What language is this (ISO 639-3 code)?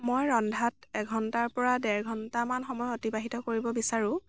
asm